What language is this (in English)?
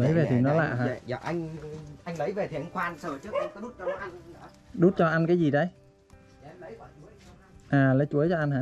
Vietnamese